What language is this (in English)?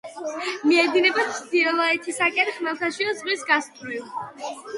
Georgian